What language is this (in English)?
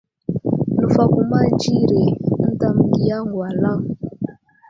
Wuzlam